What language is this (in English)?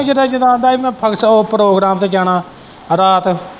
Punjabi